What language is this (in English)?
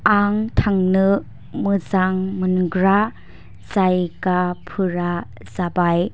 Bodo